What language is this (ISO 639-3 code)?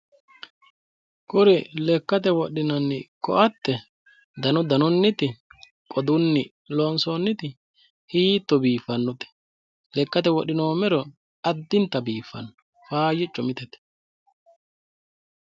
sid